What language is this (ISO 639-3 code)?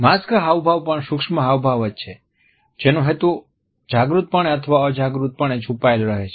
guj